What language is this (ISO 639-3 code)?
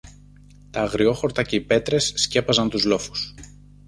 ell